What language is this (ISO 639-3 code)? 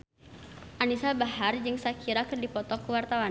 sun